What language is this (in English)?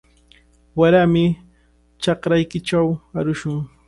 Cajatambo North Lima Quechua